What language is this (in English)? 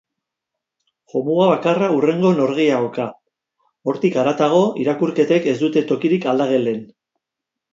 Basque